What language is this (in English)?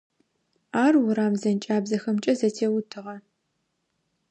Adyghe